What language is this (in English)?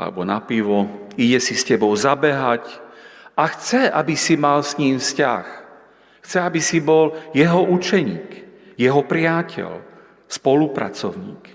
Slovak